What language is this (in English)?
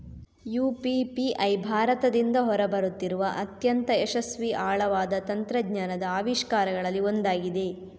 Kannada